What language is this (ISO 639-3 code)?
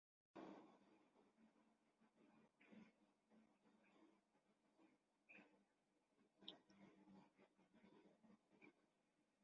uzb